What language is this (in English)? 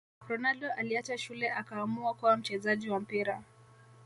Swahili